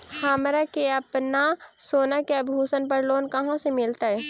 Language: Magahi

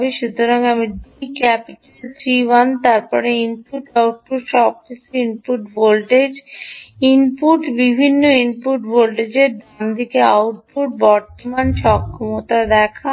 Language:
Bangla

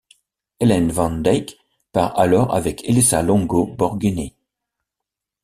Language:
French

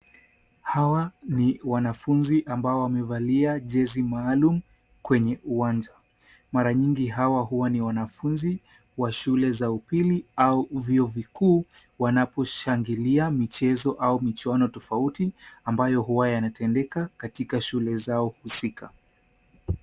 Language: Swahili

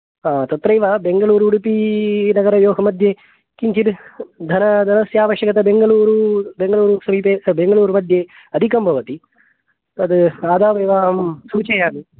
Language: Sanskrit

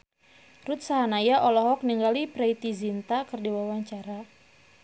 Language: Sundanese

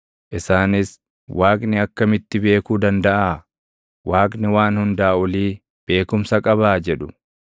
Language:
Oromo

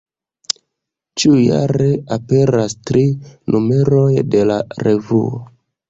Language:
Esperanto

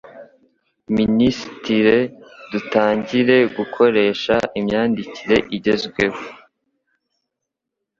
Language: Kinyarwanda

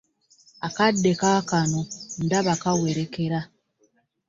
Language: Ganda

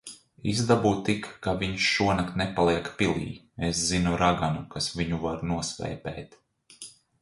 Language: Latvian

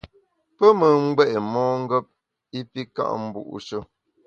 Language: Bamun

